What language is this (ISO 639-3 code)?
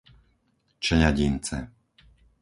slk